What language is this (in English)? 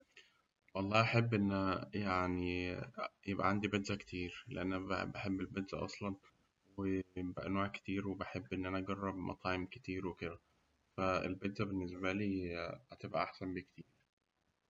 Egyptian Arabic